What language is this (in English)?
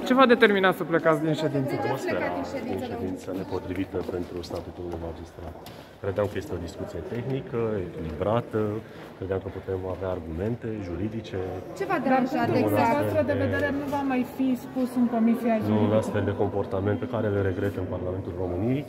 Romanian